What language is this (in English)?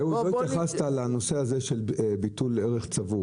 Hebrew